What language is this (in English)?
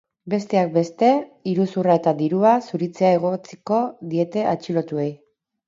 Basque